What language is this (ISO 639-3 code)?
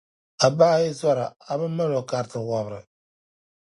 dag